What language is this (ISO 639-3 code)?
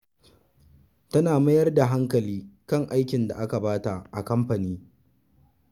hau